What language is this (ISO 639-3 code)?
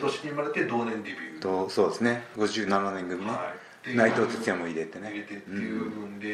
jpn